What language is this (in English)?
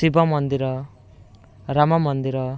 Odia